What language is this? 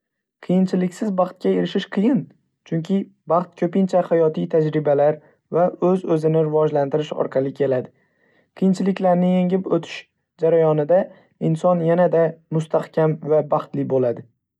Uzbek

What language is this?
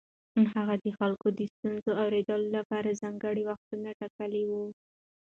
Pashto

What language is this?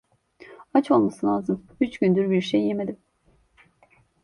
Turkish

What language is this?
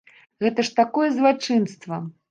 Belarusian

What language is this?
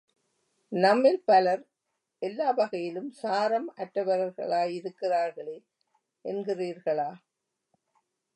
Tamil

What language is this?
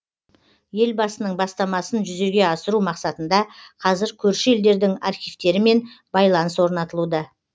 Kazakh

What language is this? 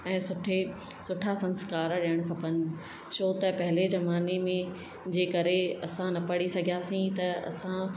Sindhi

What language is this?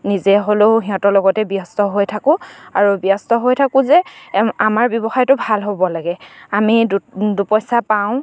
Assamese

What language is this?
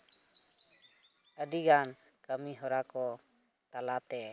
Santali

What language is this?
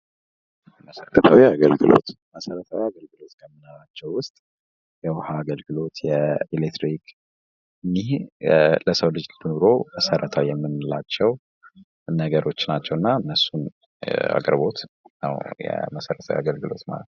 Amharic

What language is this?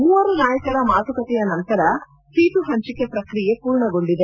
Kannada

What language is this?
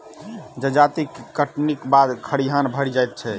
Maithili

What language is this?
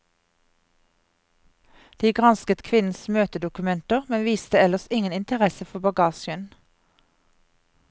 Norwegian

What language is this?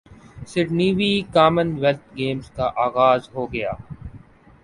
Urdu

